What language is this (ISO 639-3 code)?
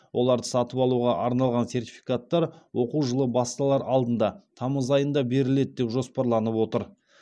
kaz